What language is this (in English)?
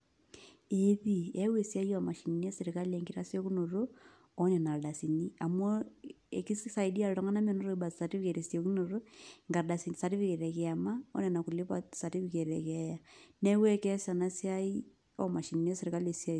Masai